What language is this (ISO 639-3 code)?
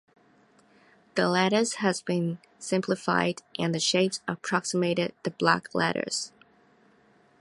eng